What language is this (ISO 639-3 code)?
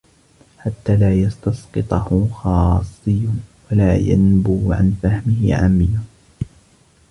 ara